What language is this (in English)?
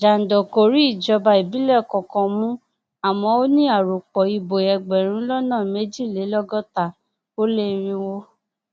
Yoruba